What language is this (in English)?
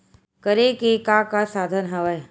Chhattisgarhi